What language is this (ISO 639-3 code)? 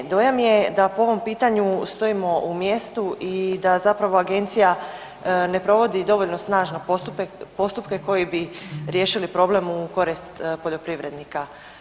hrv